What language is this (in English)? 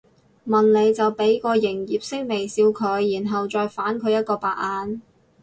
Cantonese